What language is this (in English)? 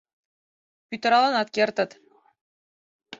Mari